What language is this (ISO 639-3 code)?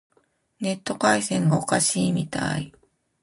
jpn